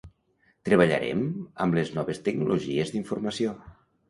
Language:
Catalan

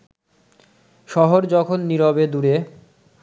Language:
Bangla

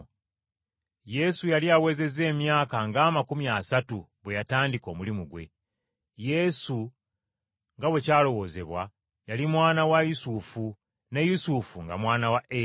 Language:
Ganda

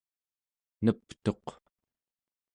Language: Central Yupik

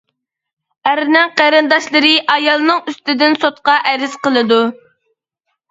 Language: Uyghur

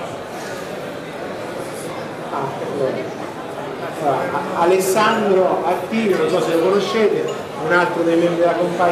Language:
Italian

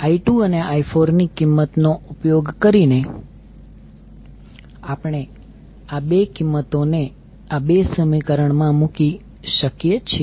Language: Gujarati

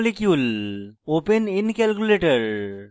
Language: Bangla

